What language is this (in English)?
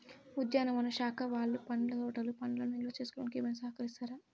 Telugu